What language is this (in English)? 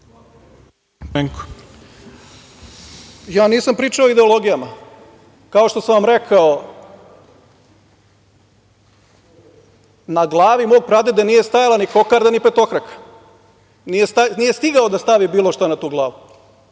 Serbian